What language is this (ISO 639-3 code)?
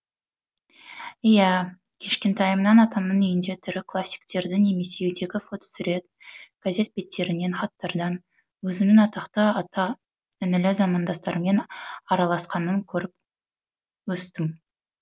kaz